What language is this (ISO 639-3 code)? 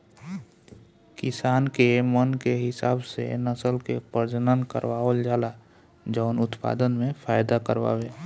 bho